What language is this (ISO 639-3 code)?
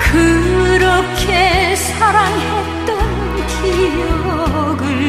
kor